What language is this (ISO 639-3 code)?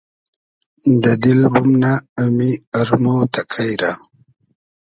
haz